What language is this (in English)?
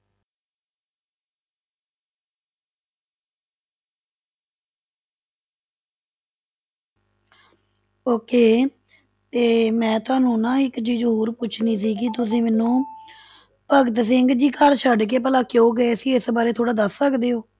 Punjabi